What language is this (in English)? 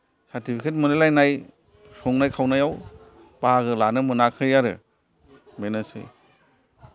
Bodo